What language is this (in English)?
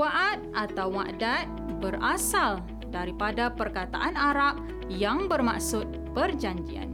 Malay